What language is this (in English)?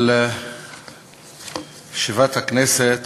Hebrew